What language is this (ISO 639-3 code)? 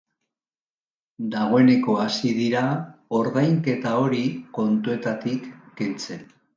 eus